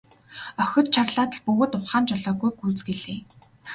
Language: Mongolian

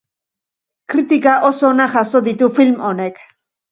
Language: Basque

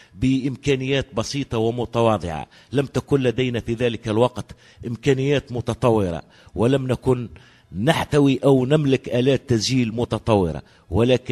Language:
Arabic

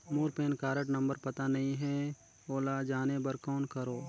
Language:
Chhattisgarhi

